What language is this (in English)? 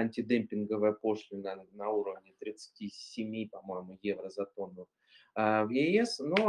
Russian